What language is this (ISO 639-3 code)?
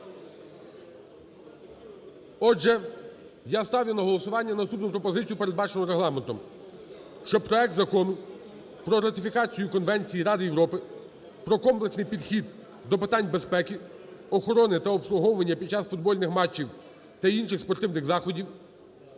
ukr